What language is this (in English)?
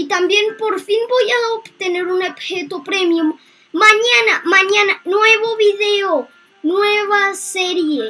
Spanish